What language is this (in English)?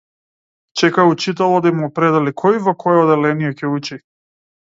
Macedonian